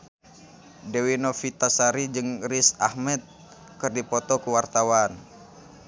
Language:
Sundanese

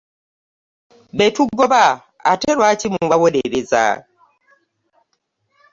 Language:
Ganda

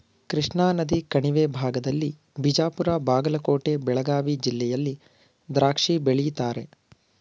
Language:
Kannada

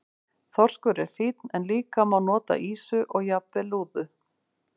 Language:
Icelandic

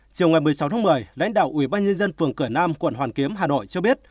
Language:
Vietnamese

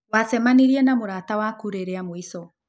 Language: Kikuyu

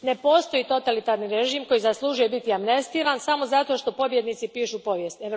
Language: Croatian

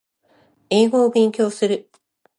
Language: Japanese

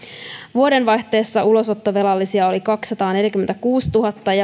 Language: Finnish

